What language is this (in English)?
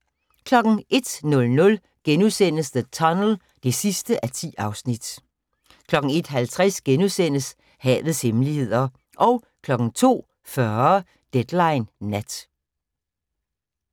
Danish